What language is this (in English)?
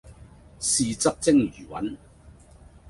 Cantonese